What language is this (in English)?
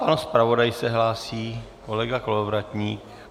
Czech